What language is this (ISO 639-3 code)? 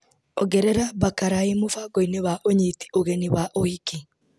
kik